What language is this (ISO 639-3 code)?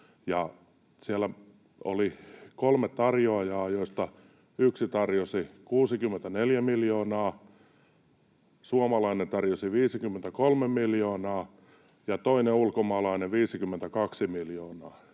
fin